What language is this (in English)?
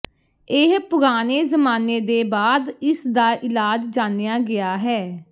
Punjabi